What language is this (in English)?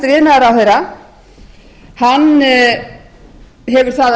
Icelandic